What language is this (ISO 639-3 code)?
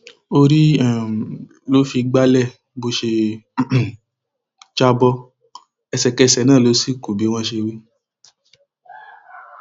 yor